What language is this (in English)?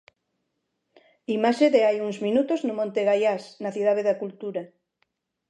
Galician